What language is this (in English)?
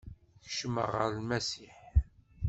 Kabyle